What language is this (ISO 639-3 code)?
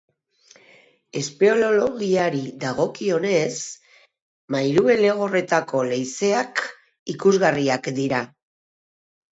eus